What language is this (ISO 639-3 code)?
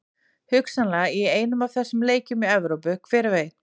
isl